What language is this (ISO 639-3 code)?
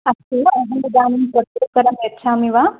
san